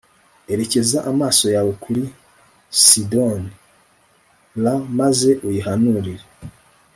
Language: Kinyarwanda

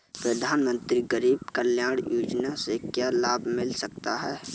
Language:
Hindi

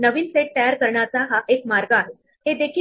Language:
Marathi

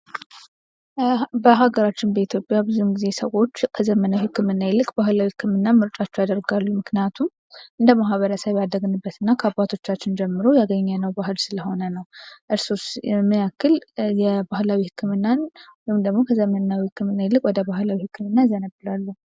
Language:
Amharic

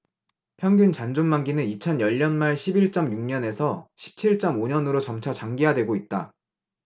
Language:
Korean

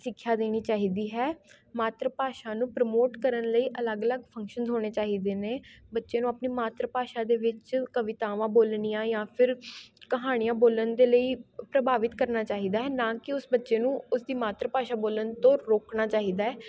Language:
Punjabi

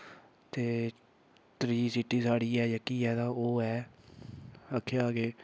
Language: Dogri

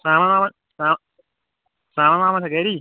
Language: Kashmiri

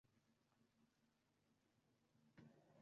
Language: Uzbek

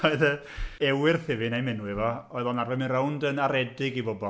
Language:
Welsh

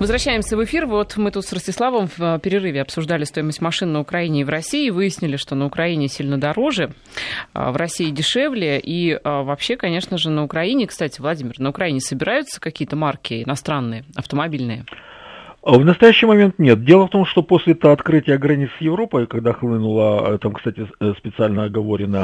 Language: Russian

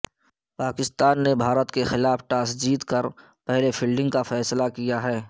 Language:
Urdu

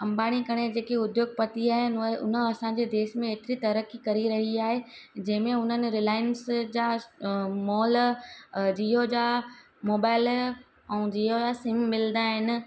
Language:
Sindhi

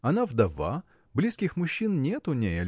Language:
Russian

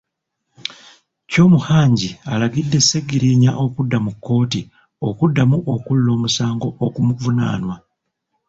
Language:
Ganda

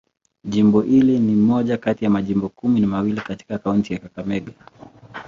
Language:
Swahili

